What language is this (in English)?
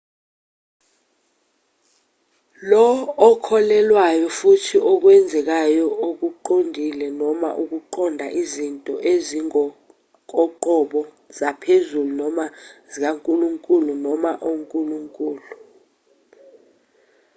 Zulu